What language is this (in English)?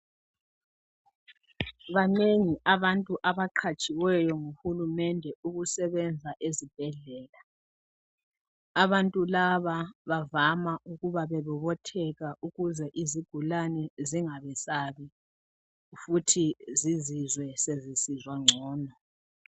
North Ndebele